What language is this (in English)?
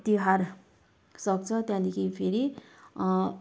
Nepali